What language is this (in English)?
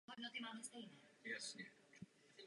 Czech